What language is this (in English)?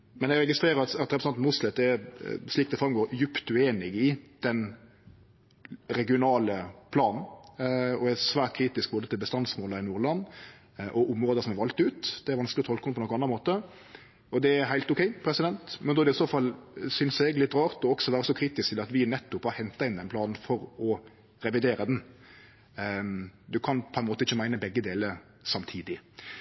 Norwegian Nynorsk